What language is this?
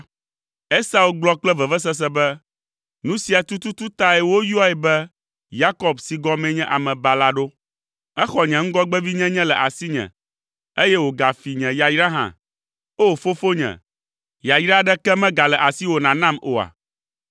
Ewe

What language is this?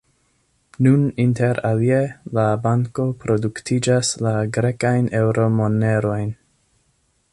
Esperanto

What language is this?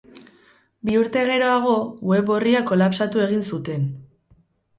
Basque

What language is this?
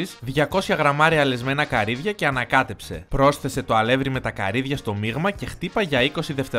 Greek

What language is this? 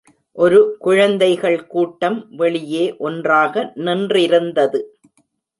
Tamil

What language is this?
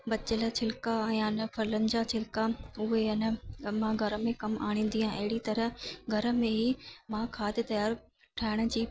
Sindhi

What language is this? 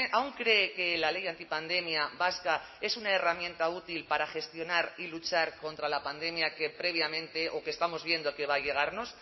Spanish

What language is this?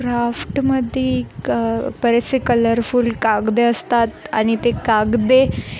Marathi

